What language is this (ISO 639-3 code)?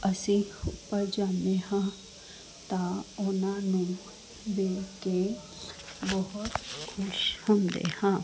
pan